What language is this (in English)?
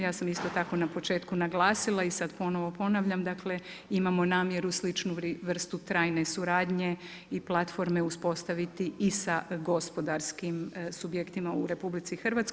Croatian